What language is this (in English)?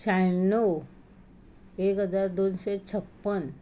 Konkani